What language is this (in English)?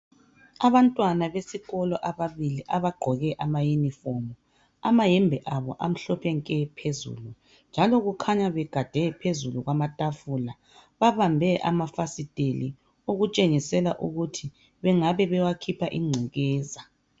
North Ndebele